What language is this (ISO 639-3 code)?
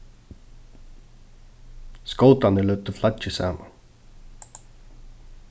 fao